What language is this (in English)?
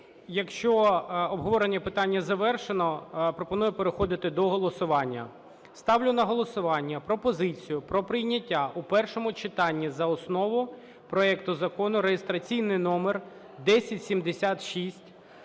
Ukrainian